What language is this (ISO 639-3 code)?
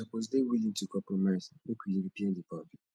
pcm